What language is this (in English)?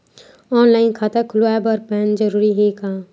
Chhattisgarhi